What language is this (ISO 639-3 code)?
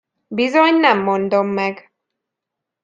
hun